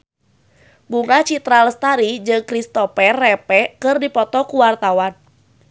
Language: Sundanese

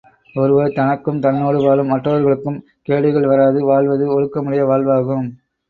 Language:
Tamil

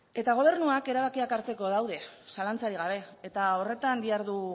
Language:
Basque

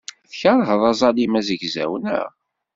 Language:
Kabyle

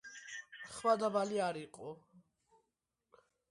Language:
Georgian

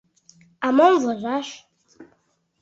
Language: Mari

